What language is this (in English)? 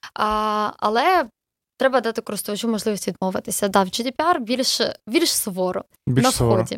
Ukrainian